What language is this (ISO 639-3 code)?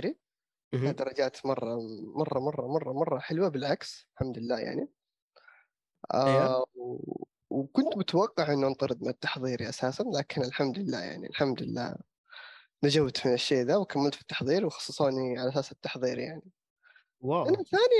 ara